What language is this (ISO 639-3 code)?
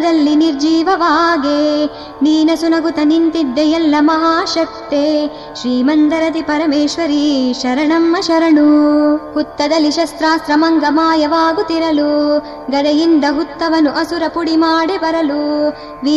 kan